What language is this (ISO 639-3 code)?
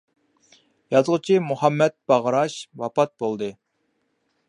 uig